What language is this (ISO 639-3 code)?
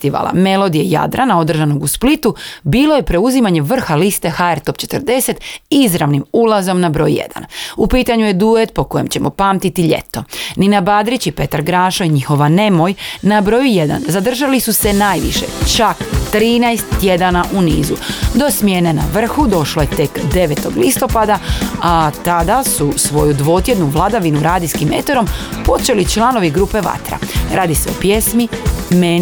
hrv